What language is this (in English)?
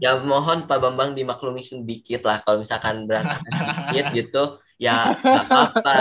Indonesian